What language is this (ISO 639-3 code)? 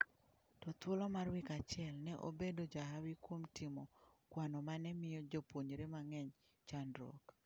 luo